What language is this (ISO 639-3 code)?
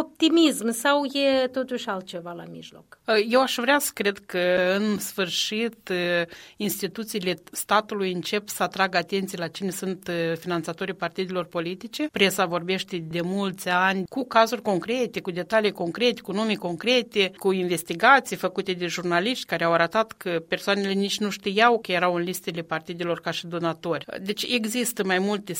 ron